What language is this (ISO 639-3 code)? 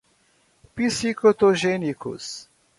por